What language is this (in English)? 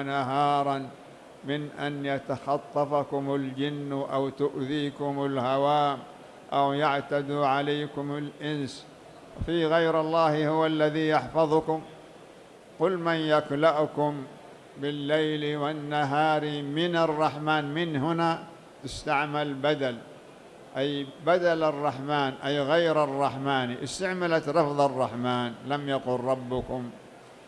Arabic